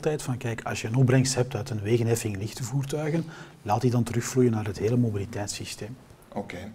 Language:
Dutch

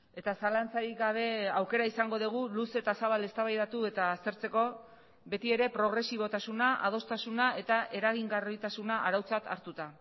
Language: Basque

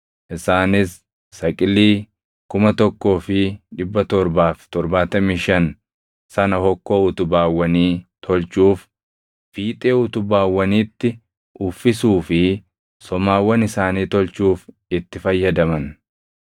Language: Oromo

